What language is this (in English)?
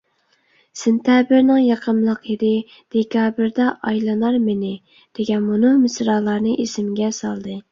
Uyghur